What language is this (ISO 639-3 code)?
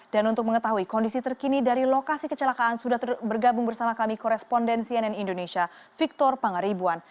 ind